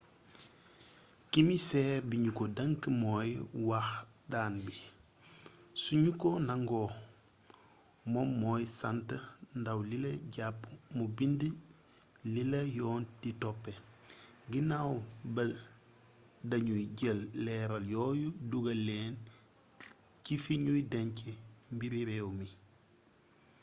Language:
Wolof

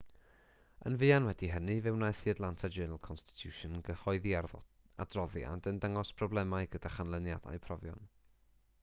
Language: Welsh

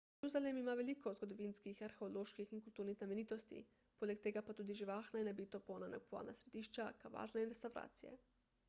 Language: Slovenian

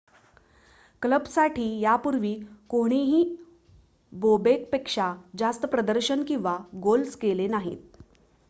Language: Marathi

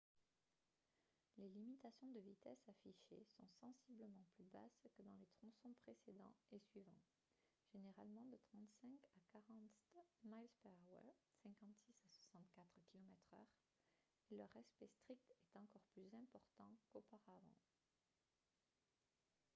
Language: French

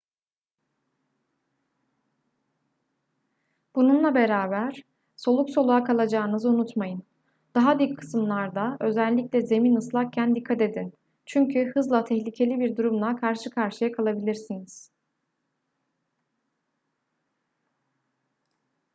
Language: Turkish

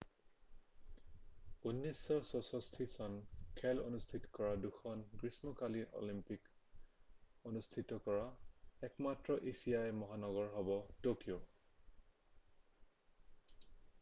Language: Assamese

